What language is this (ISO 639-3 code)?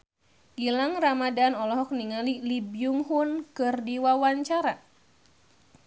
sun